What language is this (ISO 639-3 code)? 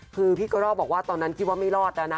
tha